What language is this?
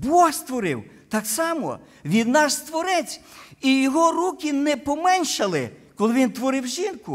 Ukrainian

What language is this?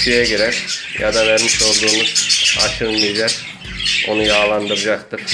Turkish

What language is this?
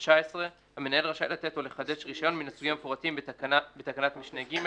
Hebrew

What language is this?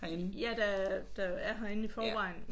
Danish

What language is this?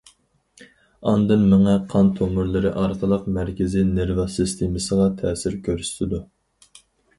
Uyghur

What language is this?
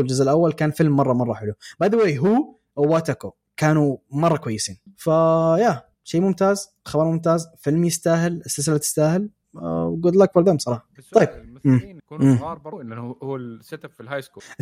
Arabic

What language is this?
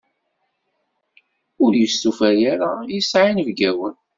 Kabyle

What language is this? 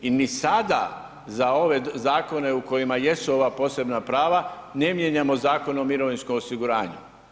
Croatian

